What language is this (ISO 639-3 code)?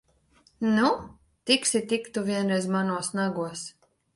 lav